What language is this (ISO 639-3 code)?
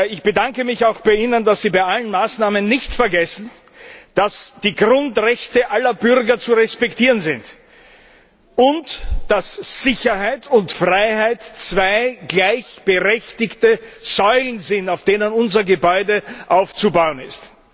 deu